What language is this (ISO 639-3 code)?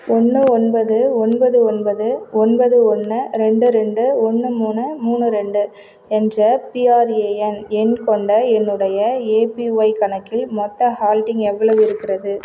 tam